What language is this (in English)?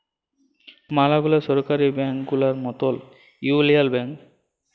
Bangla